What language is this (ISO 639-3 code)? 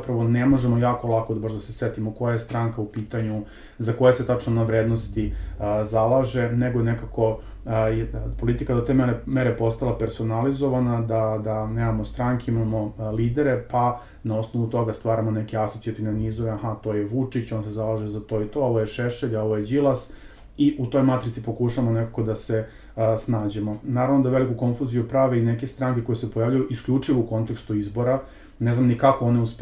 hrv